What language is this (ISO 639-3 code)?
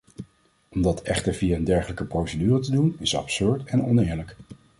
nld